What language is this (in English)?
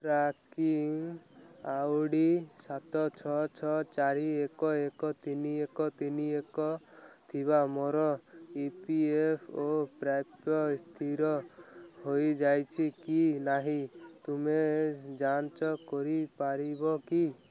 Odia